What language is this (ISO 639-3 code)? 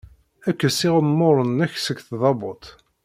kab